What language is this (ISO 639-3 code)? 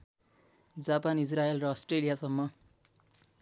nep